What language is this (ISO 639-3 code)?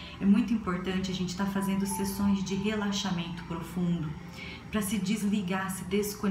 por